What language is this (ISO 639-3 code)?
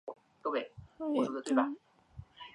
zho